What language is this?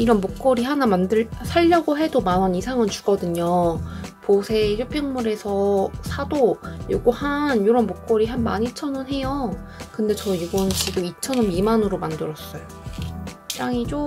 Korean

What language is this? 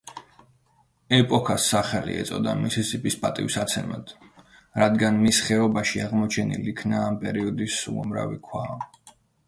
Georgian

